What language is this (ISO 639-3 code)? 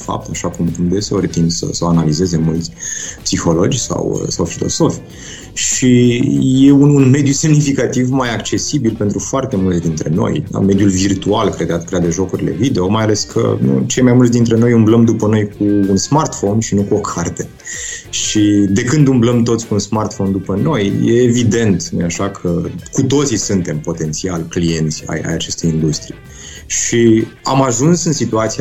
ron